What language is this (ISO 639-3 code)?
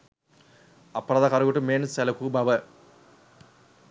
sin